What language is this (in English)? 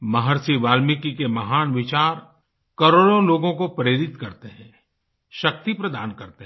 Hindi